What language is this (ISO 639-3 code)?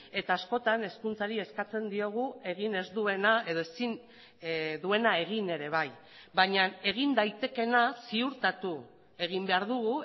eus